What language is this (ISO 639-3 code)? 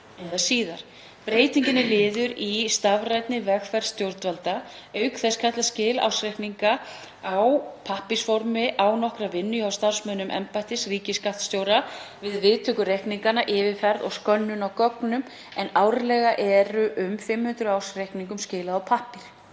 isl